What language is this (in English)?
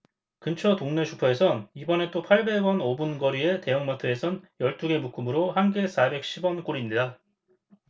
Korean